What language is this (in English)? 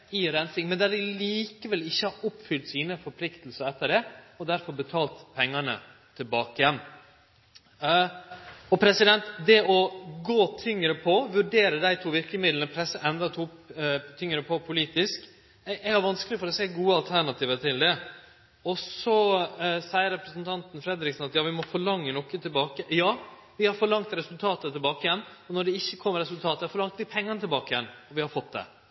Norwegian Nynorsk